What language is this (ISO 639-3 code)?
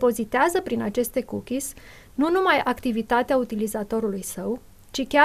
ron